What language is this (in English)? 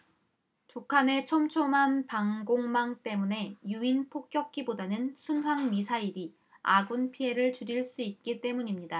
Korean